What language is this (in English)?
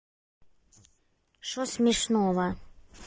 Russian